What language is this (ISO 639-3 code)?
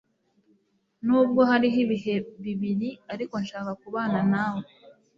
kin